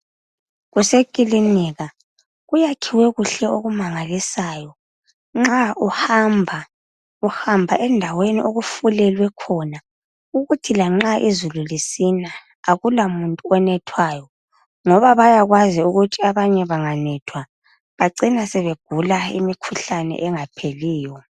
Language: North Ndebele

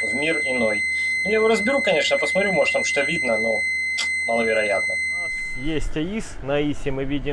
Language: Russian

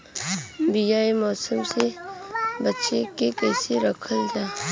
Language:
Bhojpuri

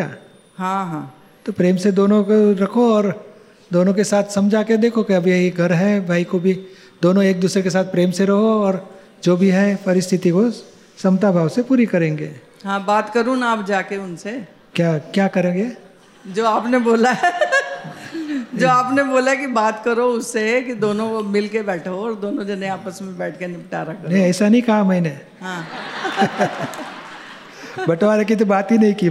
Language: Gujarati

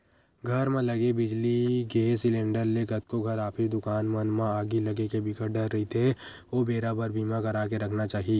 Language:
Chhattisgarhi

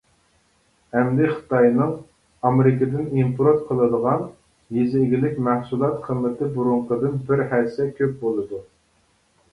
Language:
Uyghur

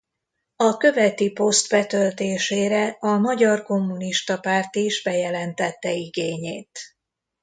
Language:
Hungarian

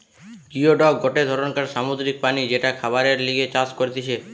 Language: Bangla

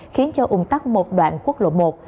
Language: Vietnamese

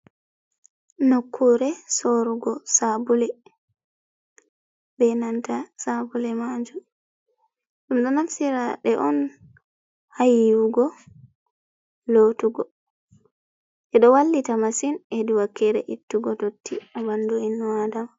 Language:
Fula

